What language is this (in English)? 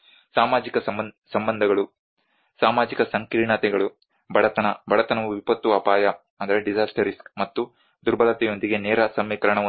Kannada